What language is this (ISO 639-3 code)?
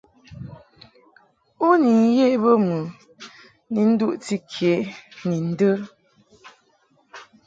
mhk